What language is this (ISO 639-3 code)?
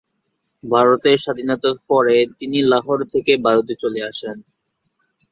ben